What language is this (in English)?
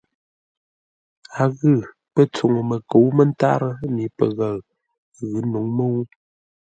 Ngombale